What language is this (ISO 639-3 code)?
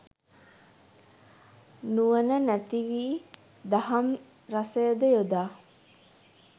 sin